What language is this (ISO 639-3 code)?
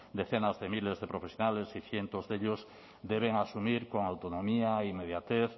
spa